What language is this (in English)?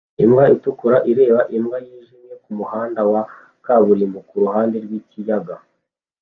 Kinyarwanda